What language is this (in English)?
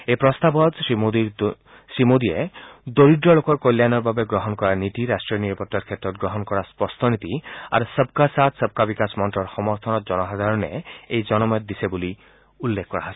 Assamese